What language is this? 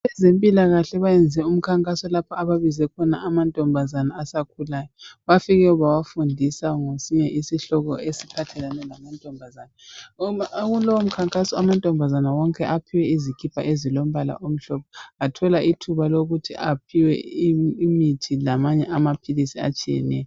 North Ndebele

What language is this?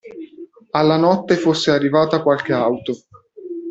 Italian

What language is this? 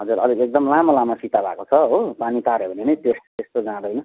Nepali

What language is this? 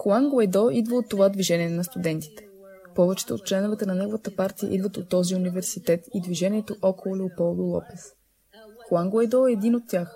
Bulgarian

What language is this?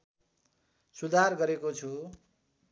Nepali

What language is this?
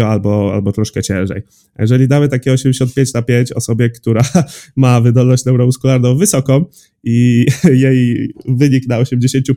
Polish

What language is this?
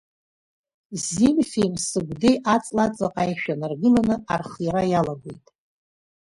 Abkhazian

